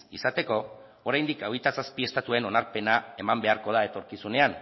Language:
Basque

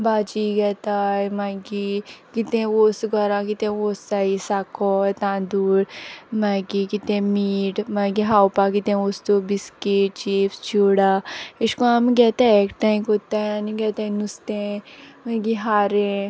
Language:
Konkani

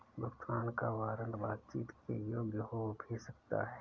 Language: Hindi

